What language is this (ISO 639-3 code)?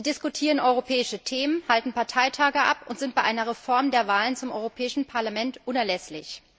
deu